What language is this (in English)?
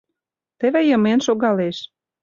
Mari